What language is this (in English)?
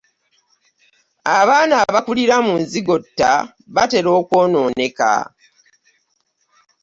Ganda